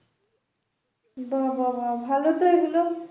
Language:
Bangla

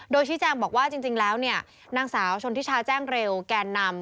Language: Thai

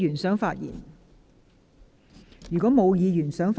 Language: Cantonese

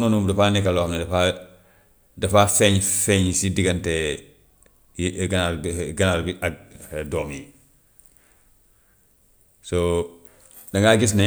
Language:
Gambian Wolof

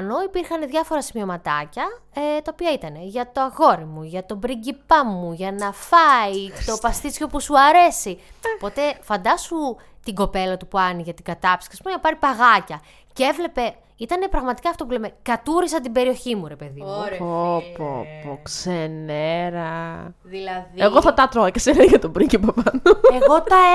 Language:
Greek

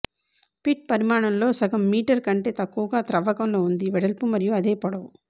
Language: Telugu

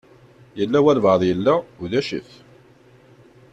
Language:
Kabyle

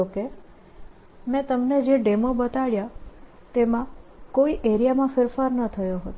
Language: Gujarati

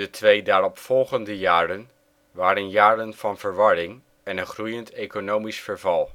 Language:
Dutch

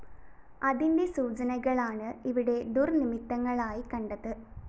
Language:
Malayalam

